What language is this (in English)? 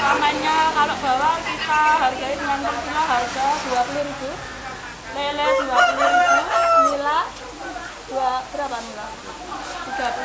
Indonesian